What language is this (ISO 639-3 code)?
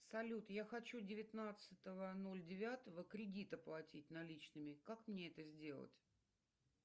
rus